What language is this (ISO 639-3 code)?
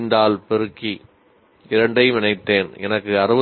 tam